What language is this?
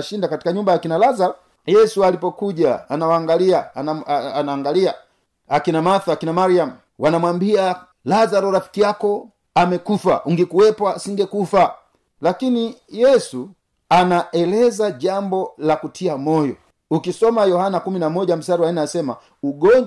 Swahili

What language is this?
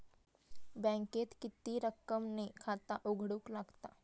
Marathi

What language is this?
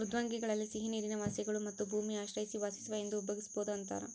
Kannada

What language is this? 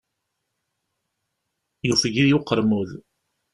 Kabyle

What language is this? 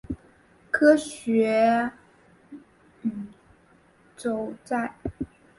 Chinese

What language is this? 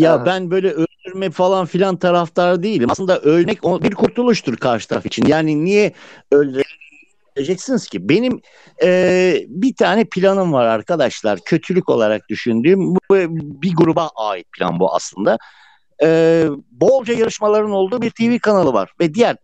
Turkish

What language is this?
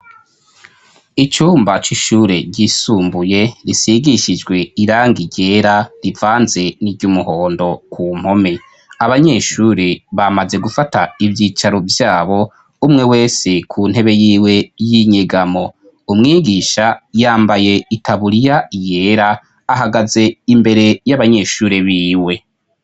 Rundi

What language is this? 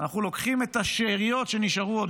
Hebrew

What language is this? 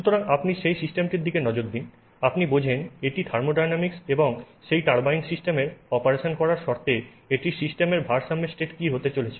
Bangla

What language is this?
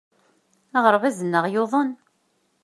Kabyle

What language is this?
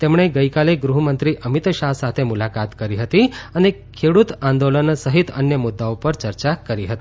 Gujarati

